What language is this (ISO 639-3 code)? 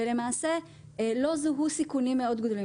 heb